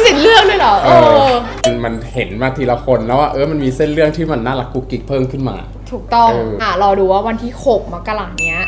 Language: Thai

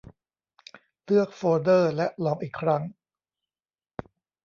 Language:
Thai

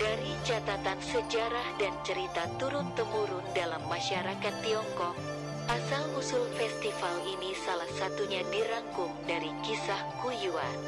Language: Indonesian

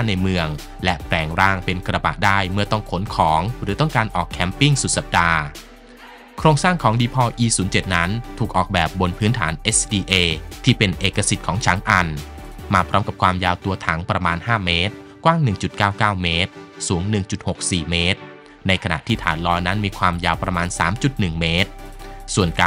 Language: Thai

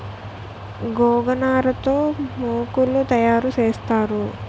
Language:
Telugu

